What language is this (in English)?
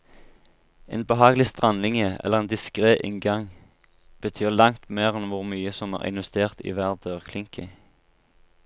Norwegian